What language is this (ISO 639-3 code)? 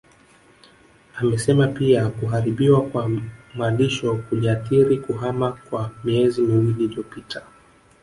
swa